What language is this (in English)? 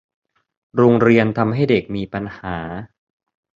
Thai